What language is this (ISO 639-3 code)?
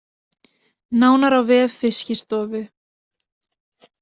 isl